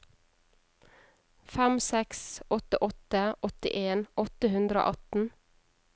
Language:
Norwegian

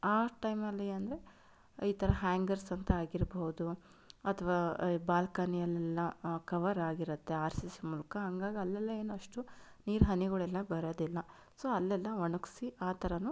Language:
Kannada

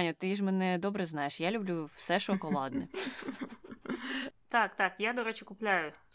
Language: Ukrainian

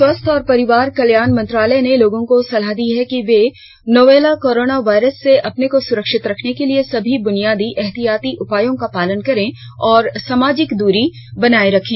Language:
Hindi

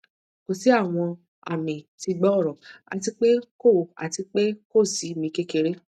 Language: Yoruba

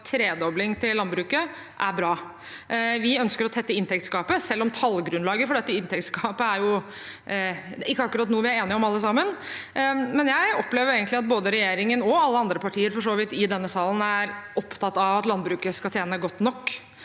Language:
Norwegian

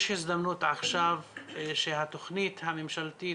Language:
Hebrew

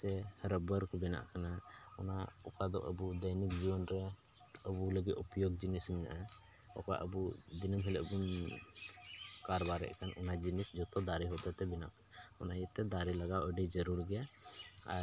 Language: Santali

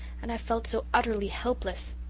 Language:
English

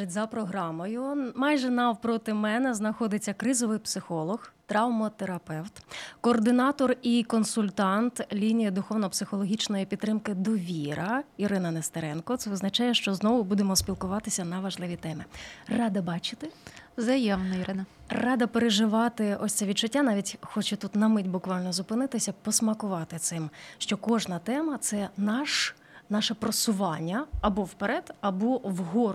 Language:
Ukrainian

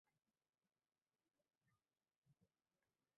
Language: Uzbek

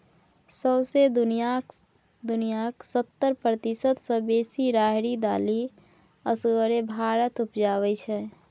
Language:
Maithili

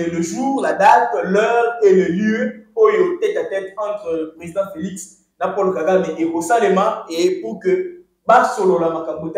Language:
French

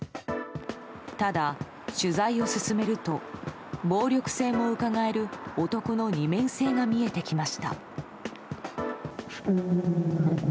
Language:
Japanese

